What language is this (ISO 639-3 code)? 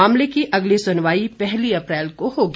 hin